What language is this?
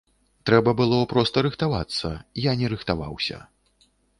Belarusian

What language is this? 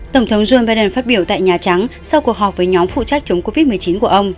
Vietnamese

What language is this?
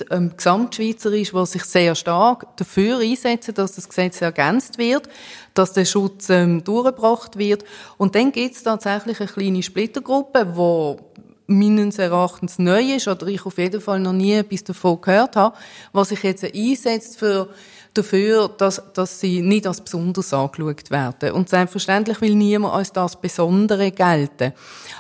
German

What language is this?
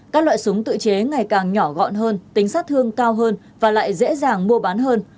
Vietnamese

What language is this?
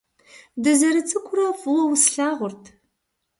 Kabardian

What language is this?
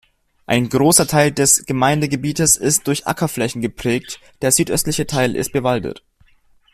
German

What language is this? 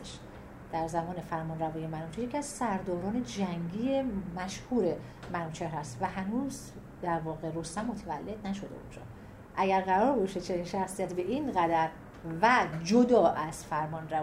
Persian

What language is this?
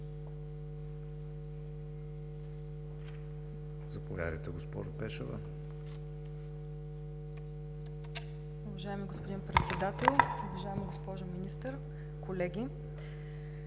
Bulgarian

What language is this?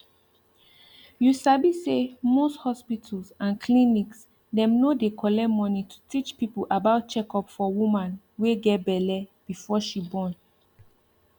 Nigerian Pidgin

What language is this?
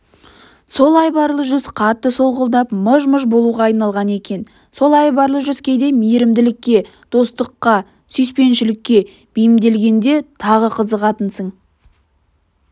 Kazakh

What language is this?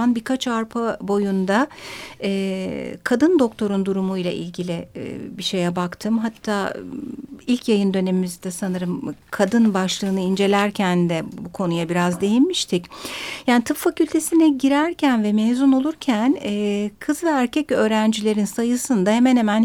Turkish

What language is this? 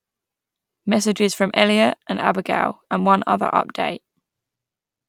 English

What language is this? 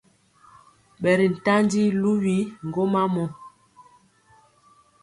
Mpiemo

